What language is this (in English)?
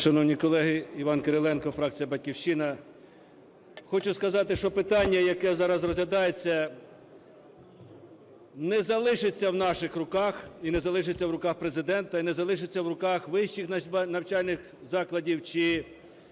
Ukrainian